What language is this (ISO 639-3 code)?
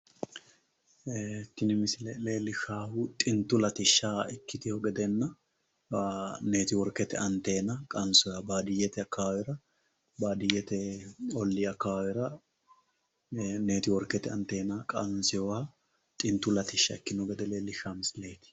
sid